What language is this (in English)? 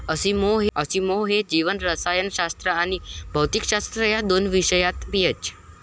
Marathi